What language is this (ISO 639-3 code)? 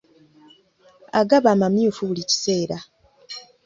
lug